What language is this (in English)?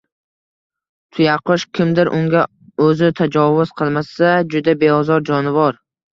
Uzbek